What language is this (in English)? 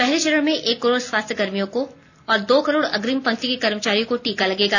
Hindi